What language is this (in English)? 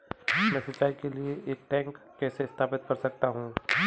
Hindi